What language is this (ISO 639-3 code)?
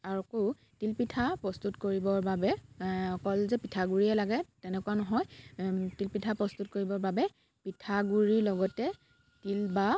asm